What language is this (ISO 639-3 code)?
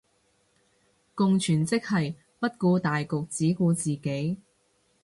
yue